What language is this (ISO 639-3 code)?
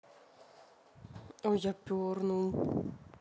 rus